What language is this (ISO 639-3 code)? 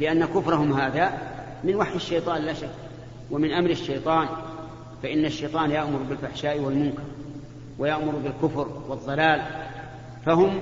ara